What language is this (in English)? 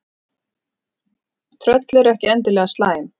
Icelandic